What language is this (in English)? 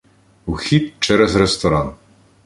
Ukrainian